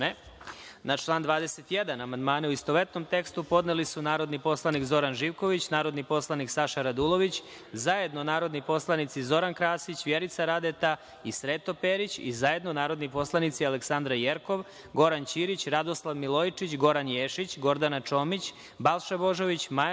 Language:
Serbian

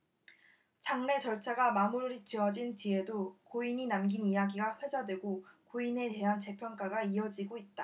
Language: Korean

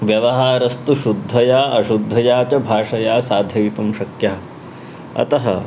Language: Sanskrit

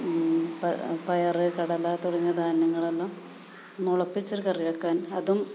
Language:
Malayalam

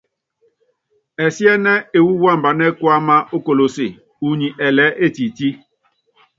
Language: Yangben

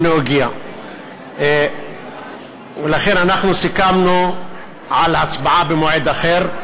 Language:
Hebrew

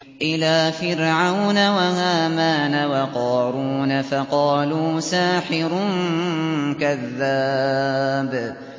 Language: Arabic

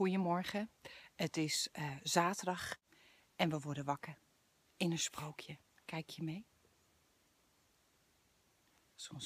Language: Dutch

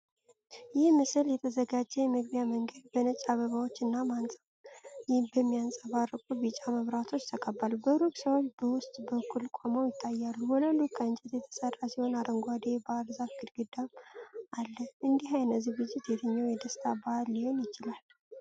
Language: Amharic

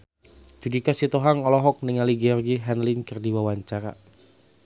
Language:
Sundanese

